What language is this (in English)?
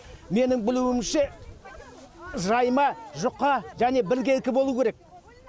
Kazakh